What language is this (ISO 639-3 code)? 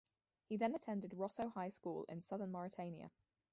eng